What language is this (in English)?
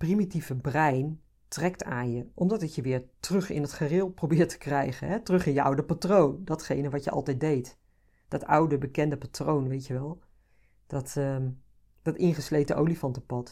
Dutch